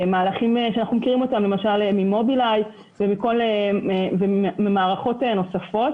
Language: Hebrew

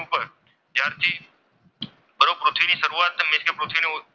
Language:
Gujarati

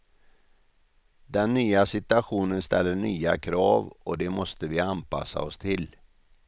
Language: Swedish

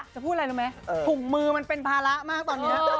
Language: Thai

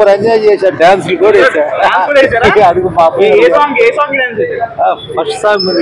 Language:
Telugu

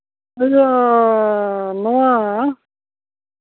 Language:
Santali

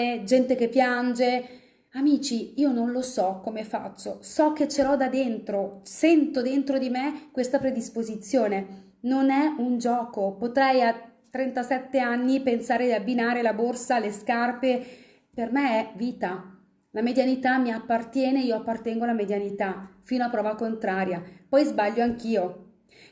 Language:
Italian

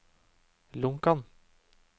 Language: Norwegian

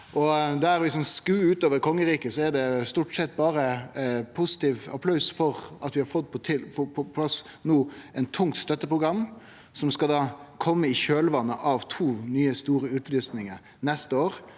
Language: Norwegian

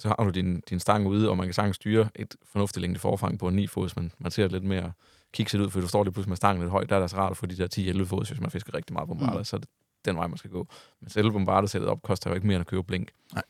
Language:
Danish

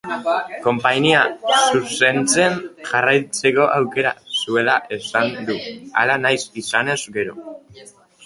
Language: Basque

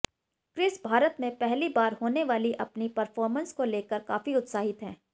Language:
Hindi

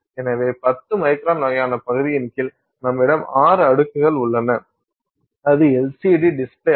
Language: Tamil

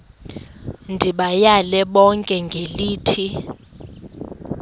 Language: Xhosa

